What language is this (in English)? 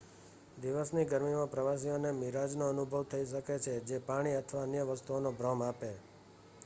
Gujarati